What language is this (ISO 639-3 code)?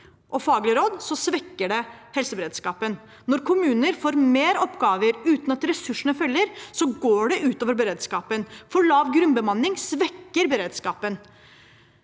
nor